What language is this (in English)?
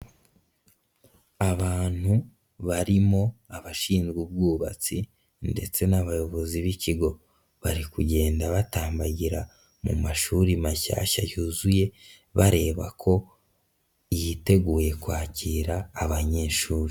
Kinyarwanda